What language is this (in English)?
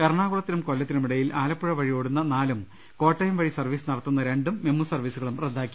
Malayalam